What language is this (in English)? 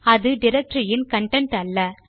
Tamil